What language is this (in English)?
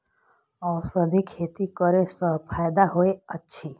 Maithili